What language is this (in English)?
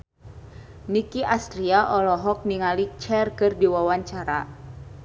Sundanese